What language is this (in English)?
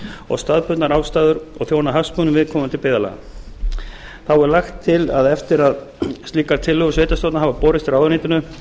Icelandic